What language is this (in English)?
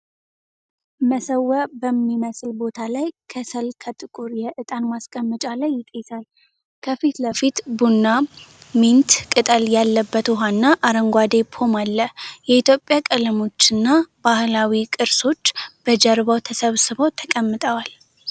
Amharic